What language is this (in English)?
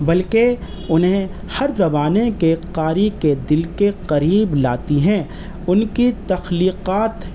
Urdu